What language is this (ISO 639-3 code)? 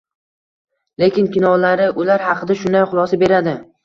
uzb